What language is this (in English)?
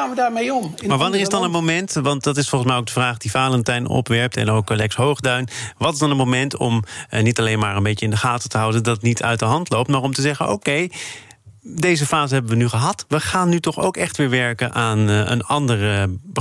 Dutch